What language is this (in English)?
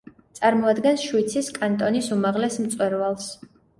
Georgian